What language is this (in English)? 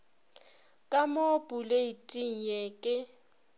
Northern Sotho